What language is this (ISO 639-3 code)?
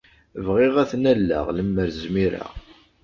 kab